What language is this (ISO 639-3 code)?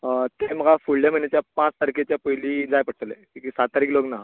kok